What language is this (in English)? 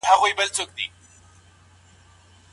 Pashto